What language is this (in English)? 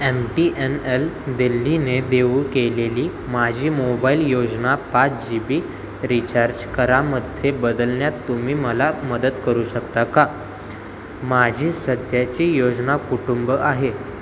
Marathi